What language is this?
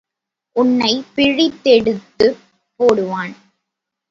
Tamil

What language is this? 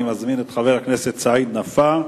Hebrew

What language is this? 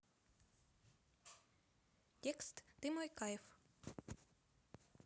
Russian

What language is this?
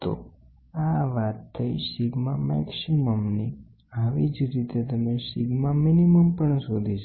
Gujarati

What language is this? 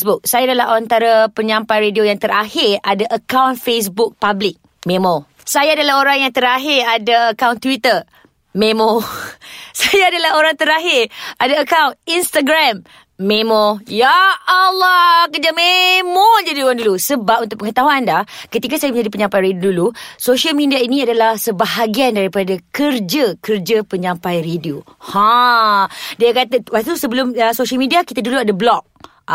Malay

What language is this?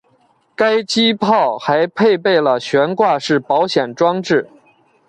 Chinese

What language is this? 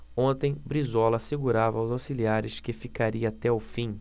Portuguese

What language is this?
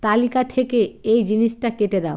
Bangla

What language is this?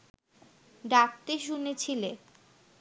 Bangla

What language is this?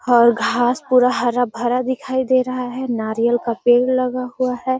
Magahi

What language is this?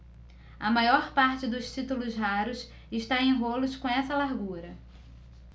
Portuguese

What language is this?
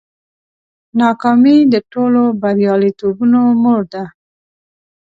Pashto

